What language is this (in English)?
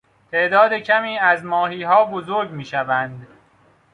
Persian